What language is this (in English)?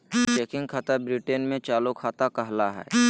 Magahi